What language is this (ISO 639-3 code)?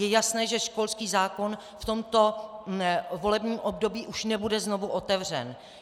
ces